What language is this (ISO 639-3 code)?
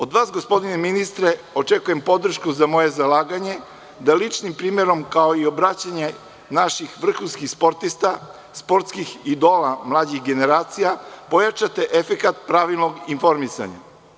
srp